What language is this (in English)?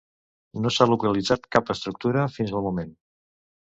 Catalan